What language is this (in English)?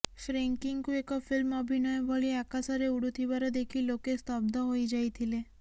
Odia